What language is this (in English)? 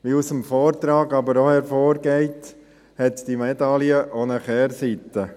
Swiss German